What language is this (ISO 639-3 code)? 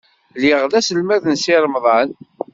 kab